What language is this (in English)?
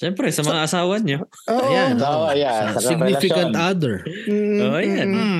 Filipino